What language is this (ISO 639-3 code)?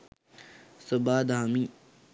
sin